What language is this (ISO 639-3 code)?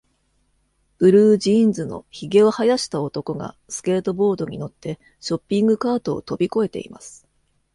jpn